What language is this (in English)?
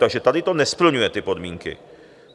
Czech